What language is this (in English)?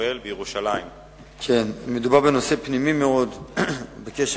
Hebrew